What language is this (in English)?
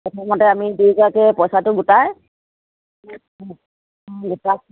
Assamese